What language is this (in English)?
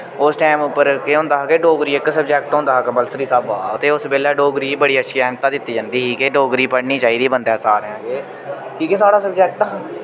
Dogri